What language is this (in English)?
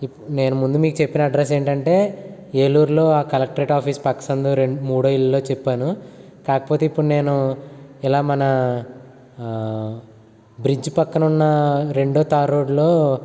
Telugu